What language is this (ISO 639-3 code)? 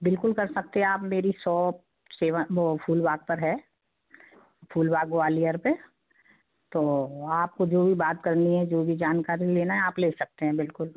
hin